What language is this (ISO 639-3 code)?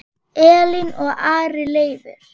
isl